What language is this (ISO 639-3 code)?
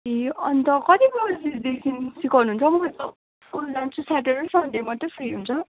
nep